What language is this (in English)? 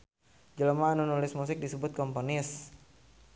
Sundanese